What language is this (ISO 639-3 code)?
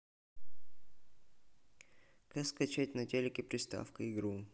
rus